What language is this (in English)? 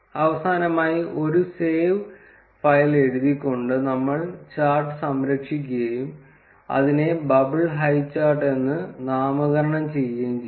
Malayalam